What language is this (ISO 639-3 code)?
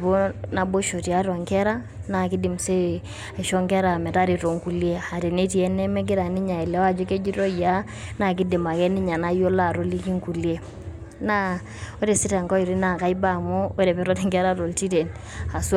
mas